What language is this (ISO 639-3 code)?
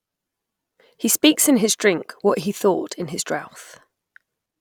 eng